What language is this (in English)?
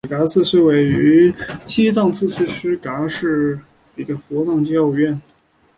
Chinese